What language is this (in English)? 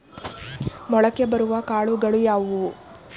Kannada